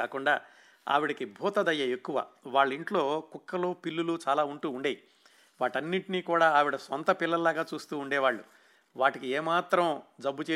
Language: Telugu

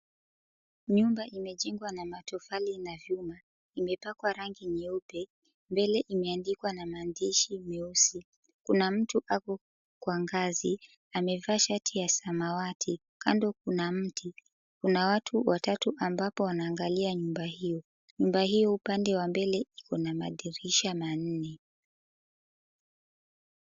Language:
Swahili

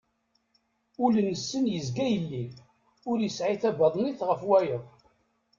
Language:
Kabyle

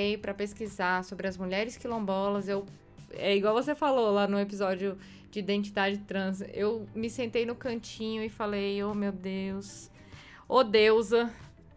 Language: Portuguese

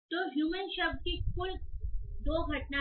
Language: Hindi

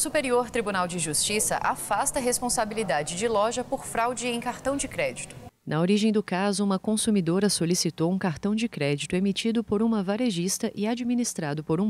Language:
Portuguese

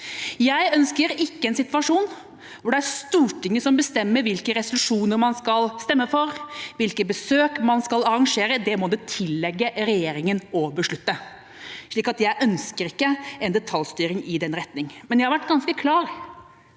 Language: Norwegian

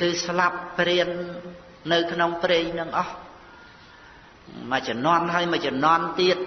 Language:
Khmer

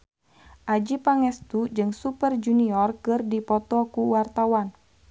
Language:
Sundanese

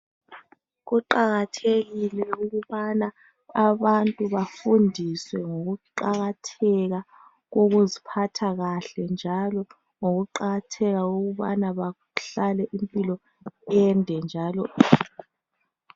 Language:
North Ndebele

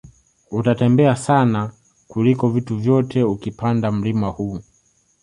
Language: Swahili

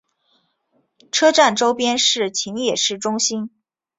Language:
Chinese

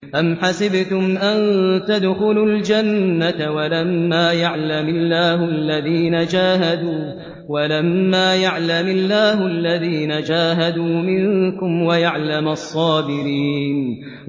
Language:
Arabic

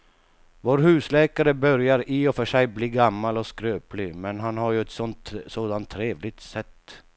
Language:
Swedish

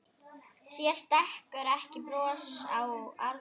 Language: Icelandic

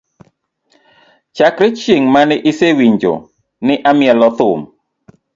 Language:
Luo (Kenya and Tanzania)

